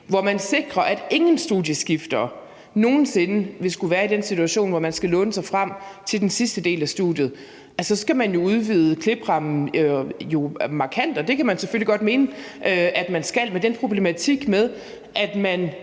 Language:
Danish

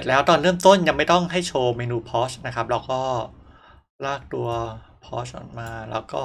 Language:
Thai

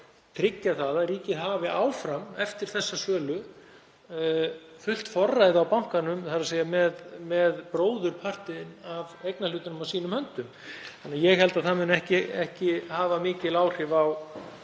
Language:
Icelandic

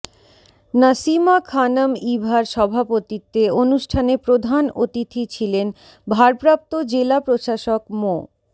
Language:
Bangla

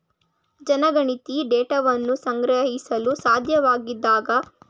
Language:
Kannada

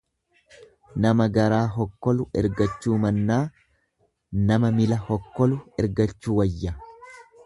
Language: Oromo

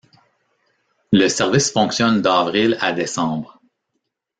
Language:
French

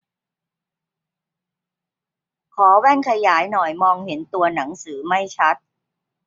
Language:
Thai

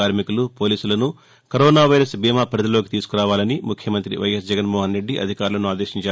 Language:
Telugu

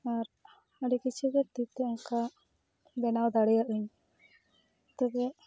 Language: Santali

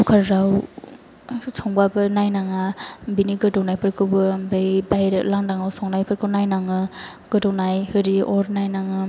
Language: Bodo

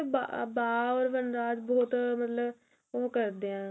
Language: Punjabi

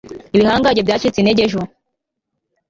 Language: Kinyarwanda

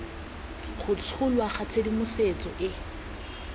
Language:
Tswana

